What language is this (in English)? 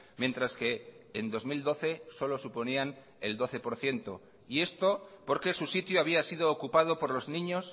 Spanish